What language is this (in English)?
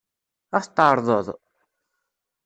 Kabyle